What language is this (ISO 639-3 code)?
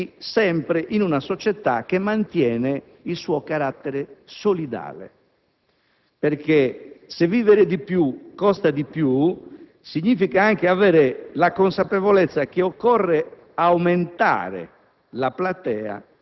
ita